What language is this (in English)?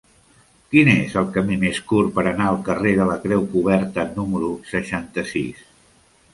Catalan